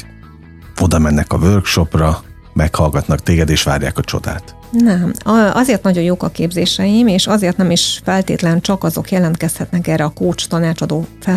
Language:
Hungarian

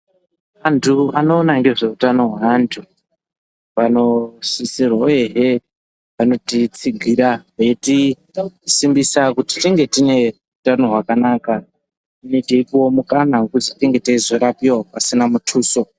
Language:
Ndau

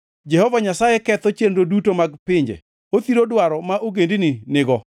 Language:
Luo (Kenya and Tanzania)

